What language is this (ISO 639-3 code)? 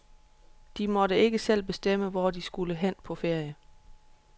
dan